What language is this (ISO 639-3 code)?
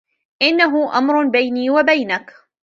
ara